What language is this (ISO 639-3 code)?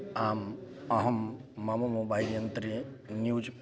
san